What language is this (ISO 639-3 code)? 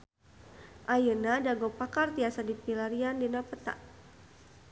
sun